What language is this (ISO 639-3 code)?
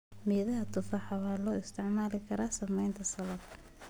som